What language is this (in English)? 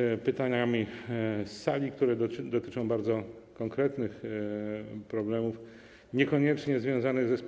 Polish